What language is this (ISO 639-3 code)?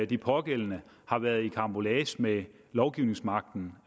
dan